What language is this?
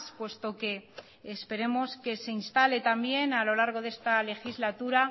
Spanish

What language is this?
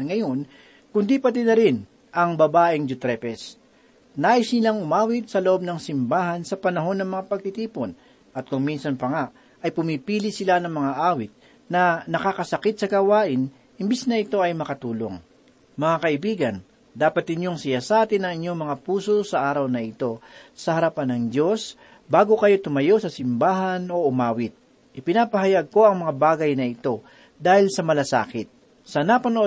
Filipino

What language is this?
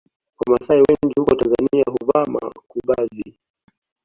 Swahili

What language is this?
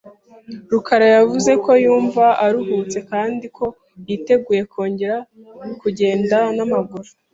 Kinyarwanda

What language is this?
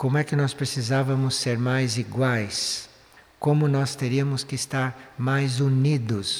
Portuguese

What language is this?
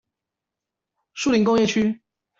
Chinese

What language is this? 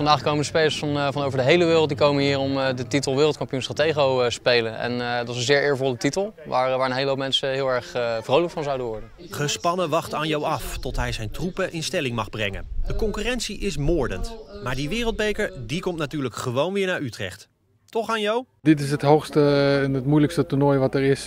Dutch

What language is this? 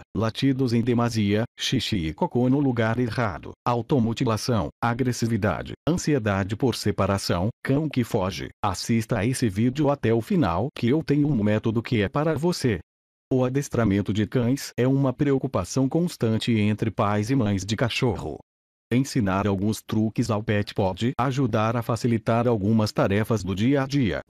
Portuguese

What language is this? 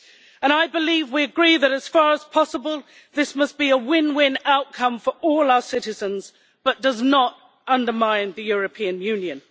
English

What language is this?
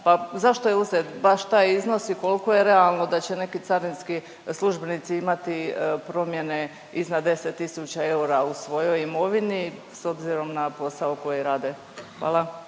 Croatian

